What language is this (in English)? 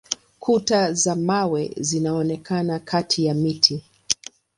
Swahili